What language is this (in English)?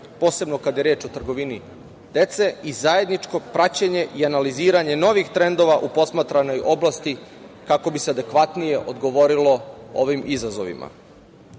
Serbian